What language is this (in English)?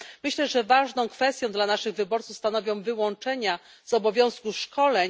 Polish